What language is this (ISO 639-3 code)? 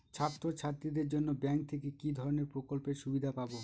ben